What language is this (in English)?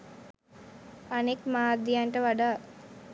Sinhala